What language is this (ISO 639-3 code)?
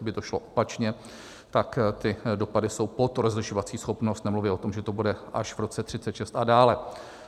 ces